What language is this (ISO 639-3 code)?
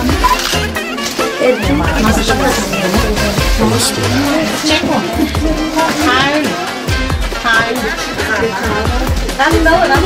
tur